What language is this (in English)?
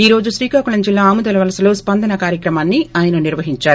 Telugu